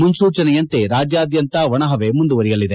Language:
Kannada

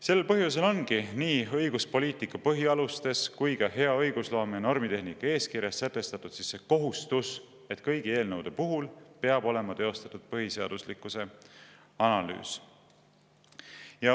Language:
Estonian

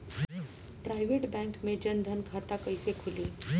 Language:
Bhojpuri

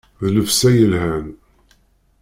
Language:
Kabyle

